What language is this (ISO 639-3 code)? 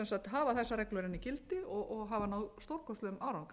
isl